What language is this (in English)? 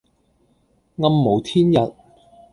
Cantonese